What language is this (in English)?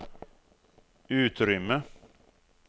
Swedish